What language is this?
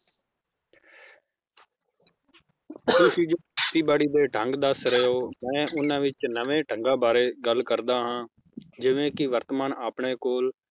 Punjabi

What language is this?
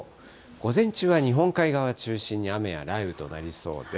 Japanese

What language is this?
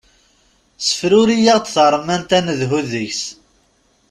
Kabyle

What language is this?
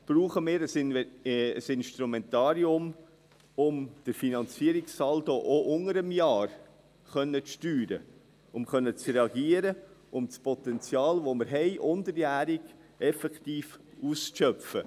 Swiss German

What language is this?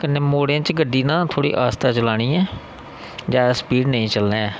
Dogri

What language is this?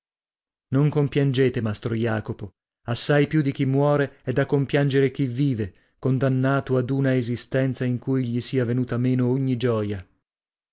Italian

